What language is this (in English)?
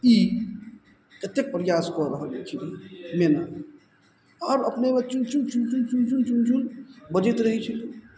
Maithili